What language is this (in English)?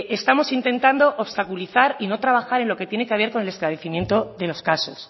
Spanish